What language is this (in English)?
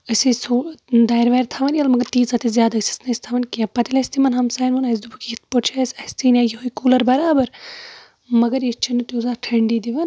Kashmiri